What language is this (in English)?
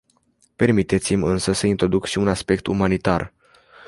Romanian